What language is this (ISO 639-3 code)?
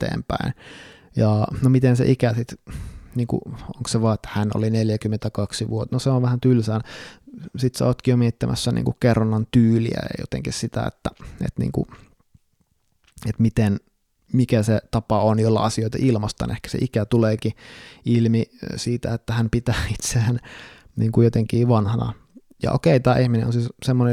fin